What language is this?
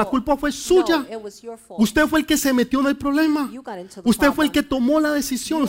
Spanish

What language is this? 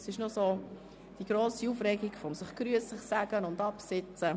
Swiss German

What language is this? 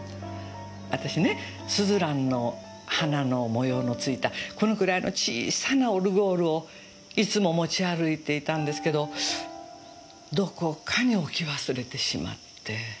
Japanese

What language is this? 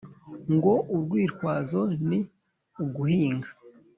Kinyarwanda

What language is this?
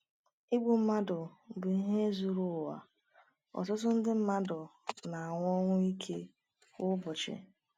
Igbo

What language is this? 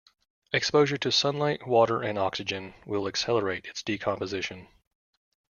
English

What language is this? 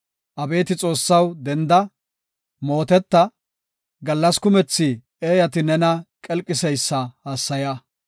Gofa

